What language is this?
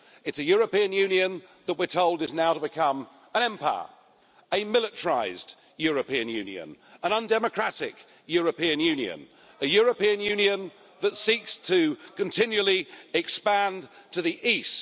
English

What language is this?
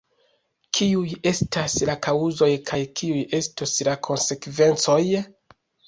Esperanto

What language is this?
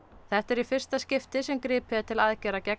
Icelandic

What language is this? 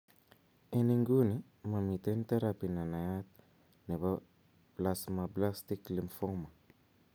Kalenjin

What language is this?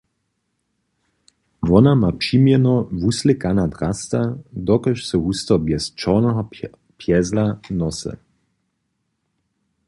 Upper Sorbian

